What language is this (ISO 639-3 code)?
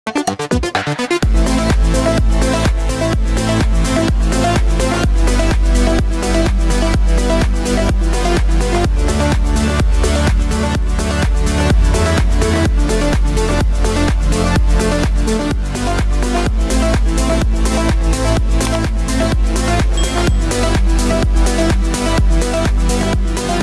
ind